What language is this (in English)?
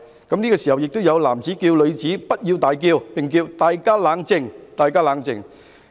Cantonese